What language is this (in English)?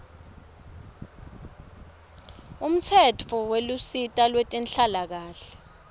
Swati